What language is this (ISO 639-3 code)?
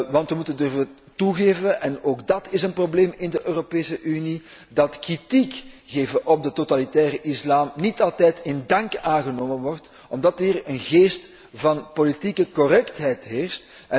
nld